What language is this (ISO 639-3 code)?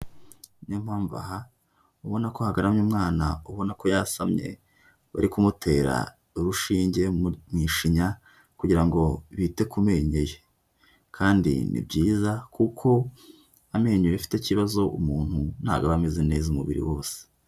kin